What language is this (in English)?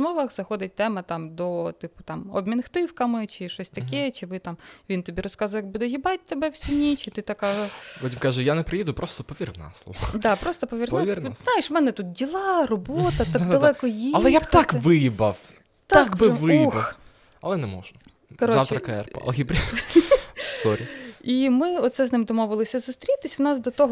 Ukrainian